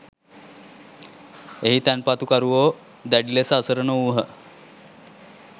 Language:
Sinhala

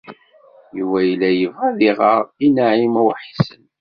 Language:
Kabyle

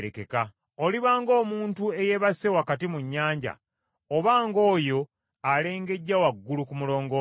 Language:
Ganda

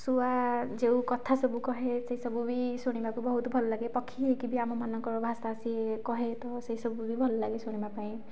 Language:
Odia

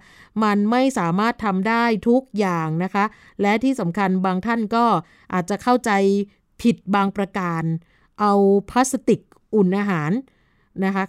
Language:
Thai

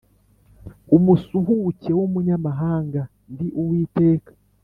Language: Kinyarwanda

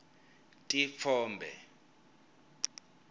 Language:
Swati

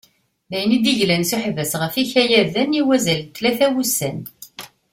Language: Kabyle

